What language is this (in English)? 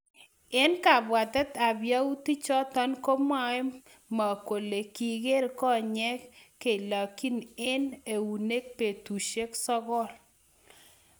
Kalenjin